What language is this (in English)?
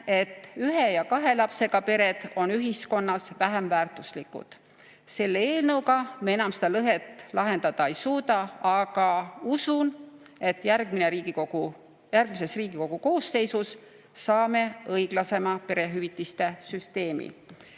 Estonian